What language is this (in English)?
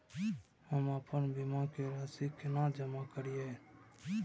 Maithili